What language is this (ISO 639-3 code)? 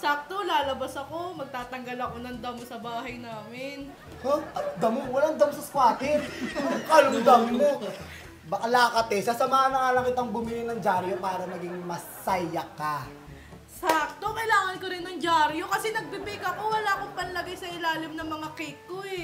fil